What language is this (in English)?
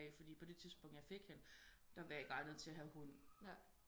Danish